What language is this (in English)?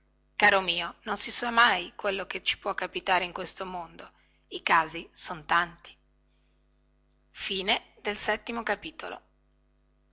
Italian